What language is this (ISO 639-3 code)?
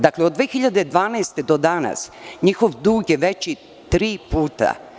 srp